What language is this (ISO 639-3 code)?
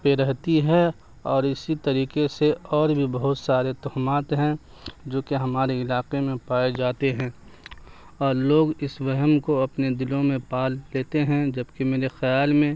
urd